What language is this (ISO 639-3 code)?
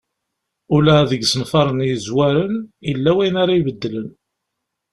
kab